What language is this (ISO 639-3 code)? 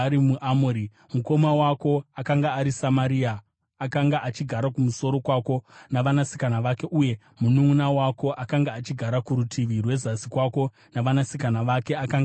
sna